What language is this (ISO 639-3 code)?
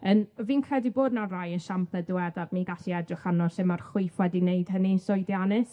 cym